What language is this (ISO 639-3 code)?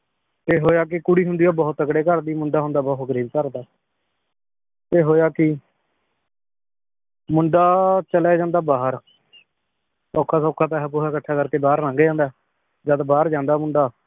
pan